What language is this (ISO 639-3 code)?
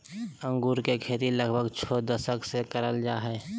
mag